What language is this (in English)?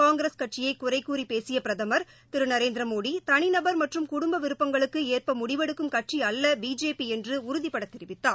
Tamil